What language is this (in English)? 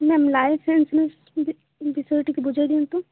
Odia